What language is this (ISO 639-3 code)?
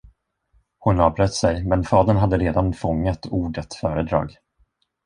swe